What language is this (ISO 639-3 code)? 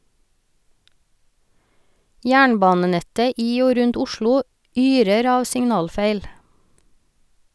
nor